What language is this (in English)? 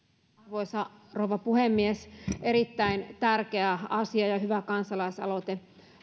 Finnish